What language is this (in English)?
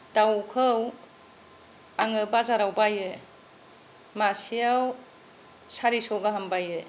Bodo